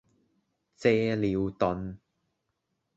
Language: Cantonese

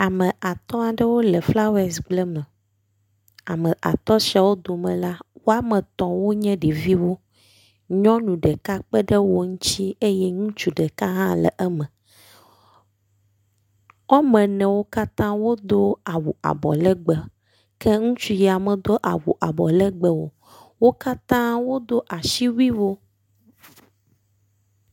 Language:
Ewe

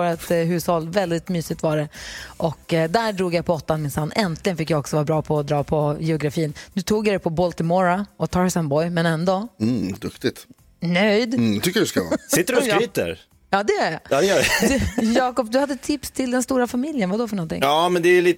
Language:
Swedish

